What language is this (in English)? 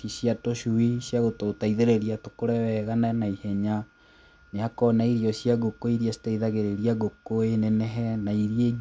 Kikuyu